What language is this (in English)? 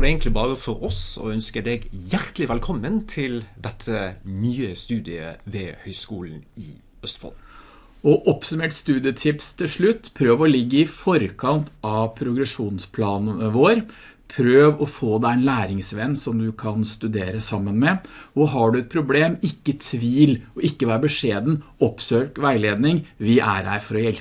Norwegian